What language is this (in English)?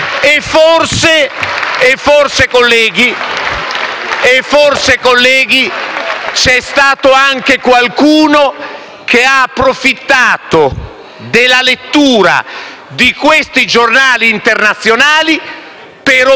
Italian